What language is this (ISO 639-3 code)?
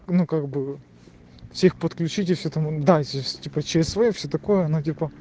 rus